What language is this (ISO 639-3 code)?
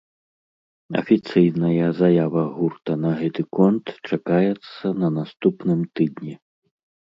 bel